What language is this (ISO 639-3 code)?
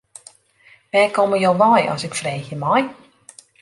fry